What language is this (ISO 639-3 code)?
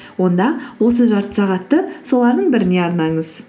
kaz